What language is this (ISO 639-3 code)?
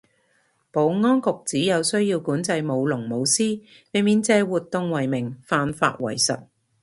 yue